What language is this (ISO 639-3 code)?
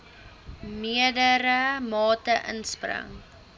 afr